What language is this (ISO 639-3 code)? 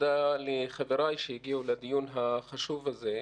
heb